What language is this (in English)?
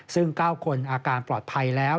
Thai